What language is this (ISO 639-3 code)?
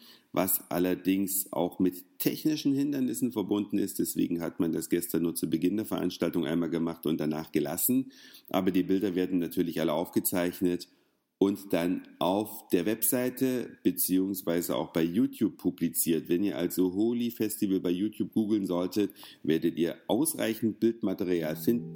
deu